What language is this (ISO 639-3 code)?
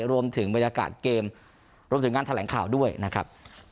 tha